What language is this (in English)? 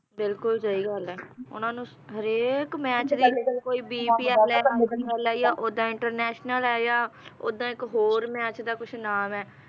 Punjabi